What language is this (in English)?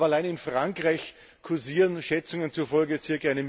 German